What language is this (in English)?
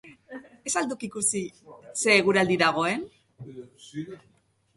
Basque